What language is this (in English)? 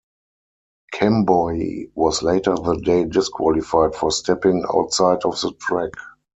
English